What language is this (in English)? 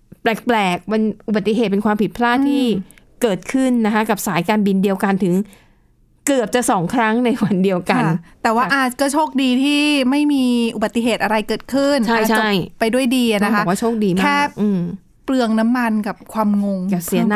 Thai